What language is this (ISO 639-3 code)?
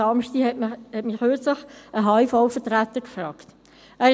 gsw